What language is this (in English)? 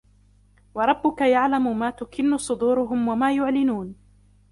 Arabic